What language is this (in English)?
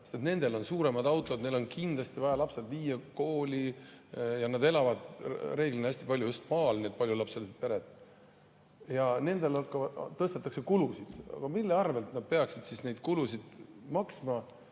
Estonian